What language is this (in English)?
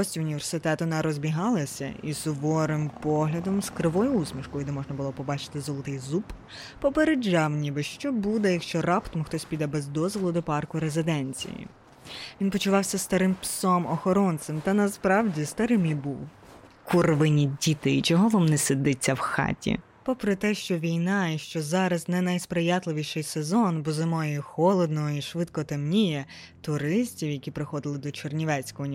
Ukrainian